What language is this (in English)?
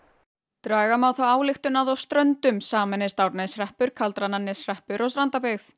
Icelandic